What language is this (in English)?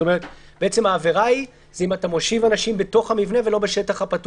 Hebrew